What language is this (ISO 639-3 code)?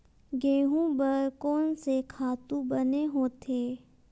hne